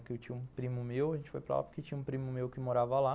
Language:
Portuguese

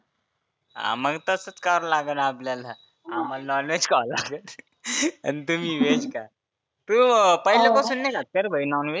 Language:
Marathi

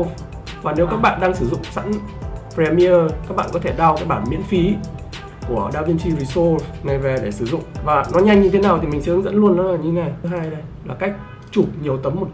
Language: Vietnamese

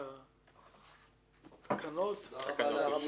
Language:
Hebrew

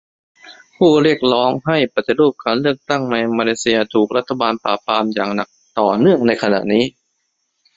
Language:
Thai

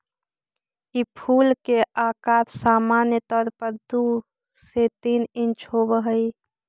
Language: Magahi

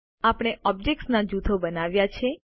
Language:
Gujarati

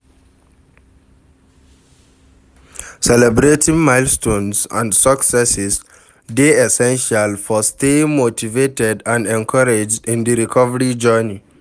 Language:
Nigerian Pidgin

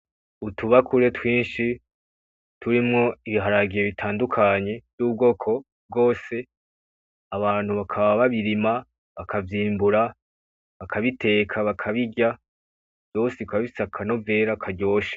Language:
Rundi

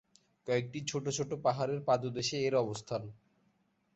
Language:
Bangla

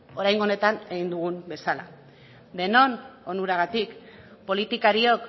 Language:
Basque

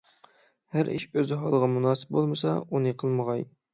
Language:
Uyghur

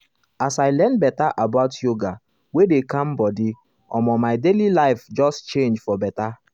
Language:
Nigerian Pidgin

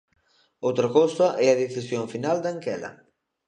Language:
Galician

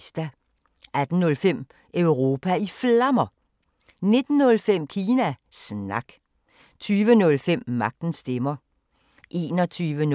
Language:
Danish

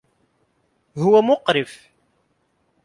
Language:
Arabic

